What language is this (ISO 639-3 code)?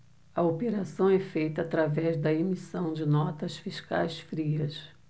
por